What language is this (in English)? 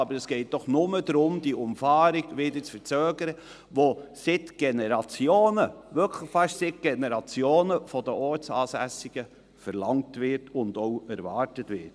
Swiss German